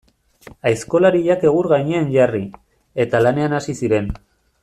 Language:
Basque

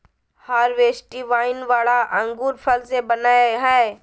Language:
Magahi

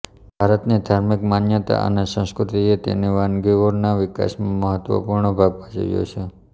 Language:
Gujarati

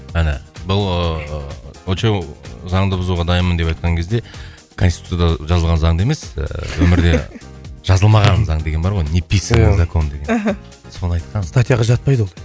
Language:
Kazakh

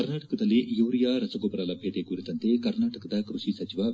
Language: Kannada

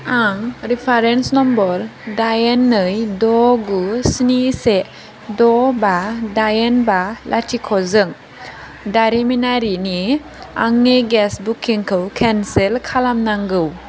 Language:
Bodo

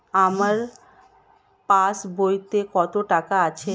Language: Bangla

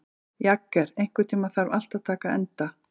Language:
Icelandic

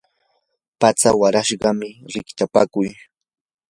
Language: Yanahuanca Pasco Quechua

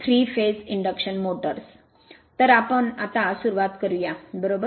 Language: Marathi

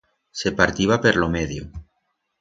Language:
Aragonese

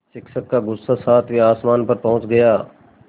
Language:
Hindi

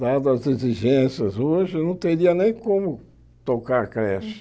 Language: Portuguese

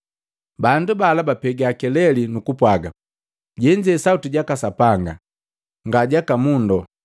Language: Matengo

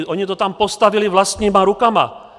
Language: Czech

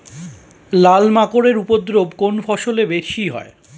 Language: Bangla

